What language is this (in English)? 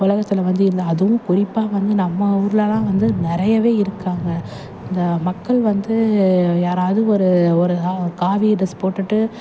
Tamil